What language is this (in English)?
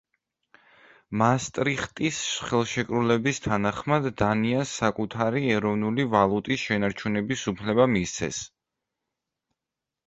Georgian